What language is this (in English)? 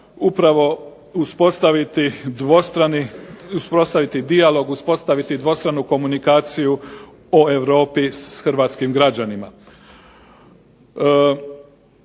Croatian